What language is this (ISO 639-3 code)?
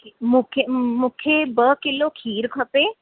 snd